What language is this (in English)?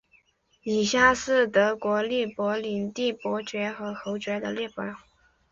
Chinese